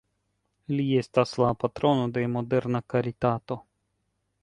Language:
Esperanto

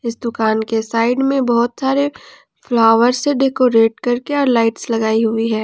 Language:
Hindi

